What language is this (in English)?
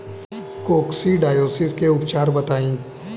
Bhojpuri